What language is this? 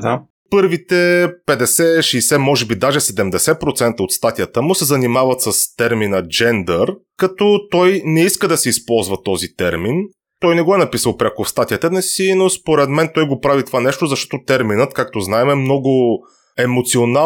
Bulgarian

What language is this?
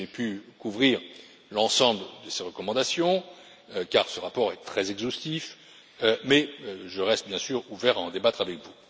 French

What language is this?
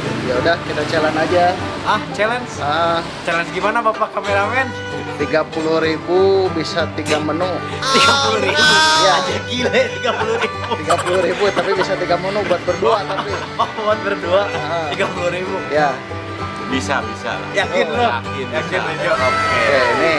Indonesian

